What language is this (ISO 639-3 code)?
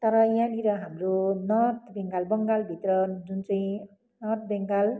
nep